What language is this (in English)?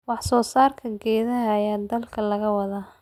Somali